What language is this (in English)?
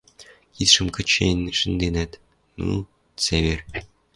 Western Mari